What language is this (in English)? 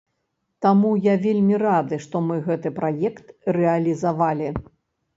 Belarusian